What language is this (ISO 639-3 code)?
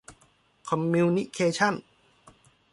tha